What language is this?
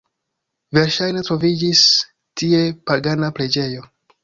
Esperanto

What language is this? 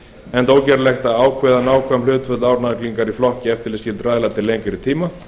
Icelandic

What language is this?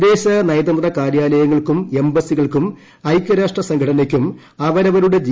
Malayalam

